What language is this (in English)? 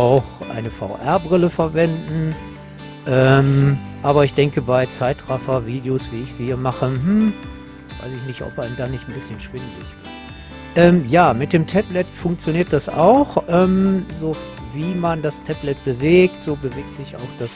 German